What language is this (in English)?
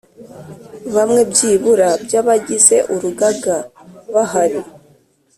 Kinyarwanda